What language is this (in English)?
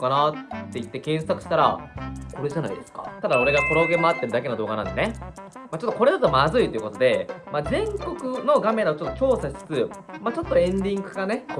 Japanese